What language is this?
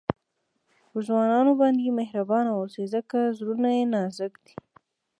Pashto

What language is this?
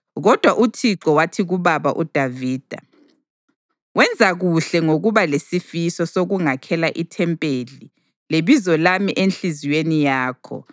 North Ndebele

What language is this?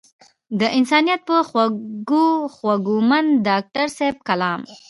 Pashto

